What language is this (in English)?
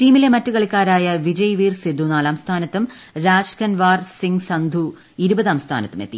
Malayalam